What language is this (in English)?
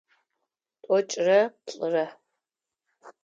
Adyghe